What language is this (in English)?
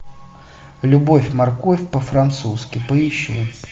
Russian